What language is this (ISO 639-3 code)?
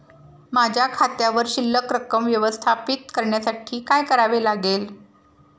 mar